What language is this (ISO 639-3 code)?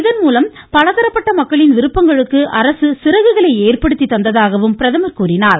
tam